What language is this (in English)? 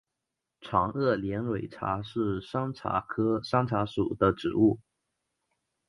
Chinese